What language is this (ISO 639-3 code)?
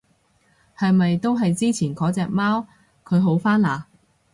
yue